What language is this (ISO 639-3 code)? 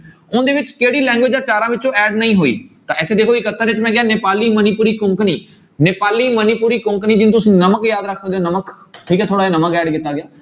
pan